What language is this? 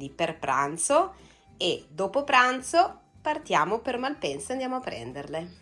Italian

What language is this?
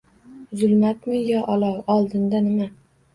Uzbek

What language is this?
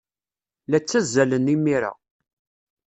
Kabyle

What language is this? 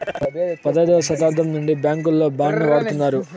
Telugu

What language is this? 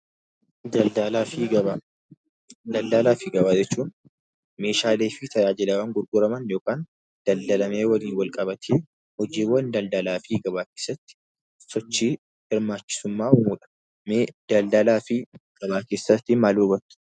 Oromo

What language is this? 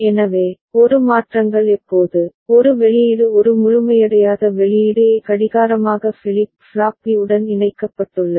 Tamil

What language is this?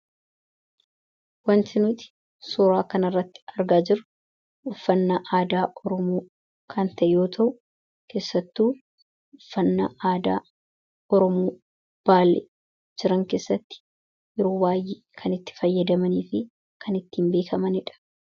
Oromo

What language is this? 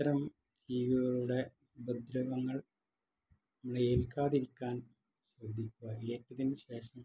Malayalam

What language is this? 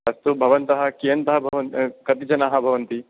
Sanskrit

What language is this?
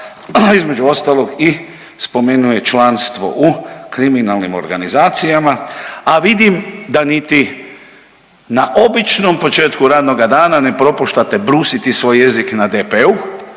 Croatian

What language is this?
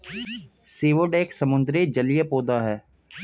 Hindi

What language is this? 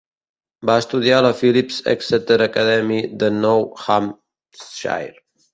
Catalan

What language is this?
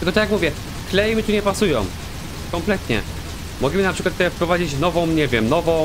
Polish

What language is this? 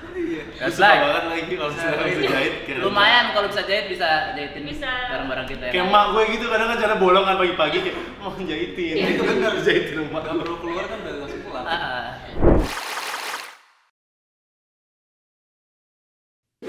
Indonesian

